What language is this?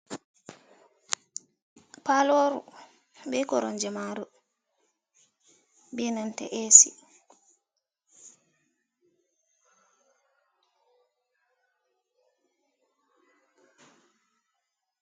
Fula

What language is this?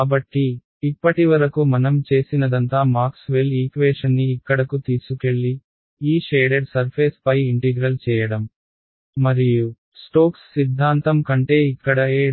Telugu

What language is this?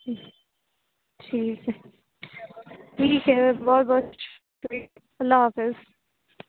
Urdu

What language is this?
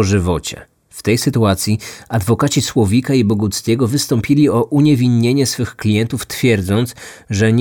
Polish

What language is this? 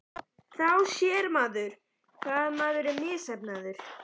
Icelandic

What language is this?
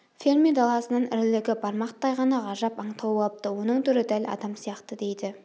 Kazakh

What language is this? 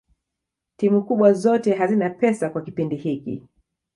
Swahili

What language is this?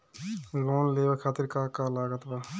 Bhojpuri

